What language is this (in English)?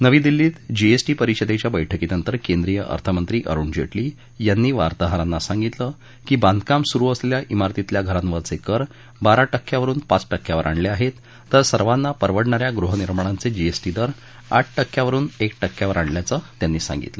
Marathi